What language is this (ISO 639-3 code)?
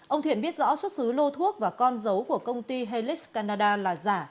vie